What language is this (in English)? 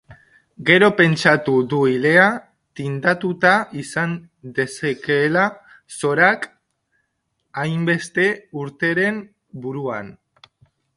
Basque